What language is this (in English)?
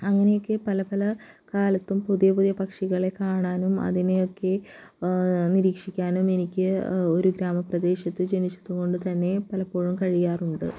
Malayalam